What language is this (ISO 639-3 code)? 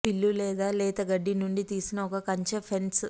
tel